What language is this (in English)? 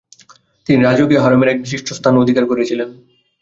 Bangla